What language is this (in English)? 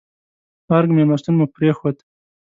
Pashto